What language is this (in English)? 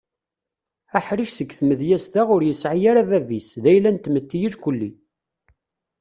Kabyle